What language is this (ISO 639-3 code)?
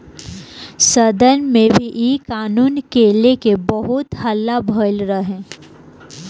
bho